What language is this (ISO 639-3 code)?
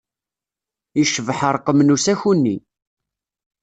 kab